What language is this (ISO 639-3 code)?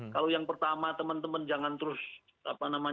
ind